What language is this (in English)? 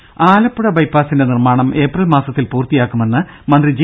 Malayalam